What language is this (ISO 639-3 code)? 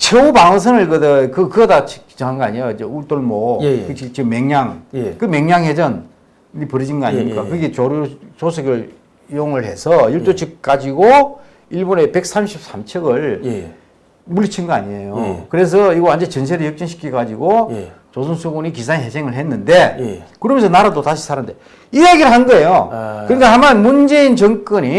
kor